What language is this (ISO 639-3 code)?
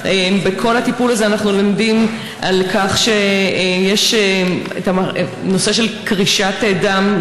heb